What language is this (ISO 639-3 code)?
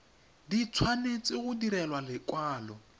tsn